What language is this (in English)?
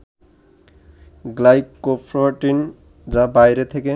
Bangla